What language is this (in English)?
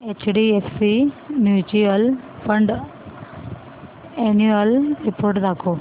Marathi